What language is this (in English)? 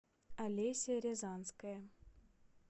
Russian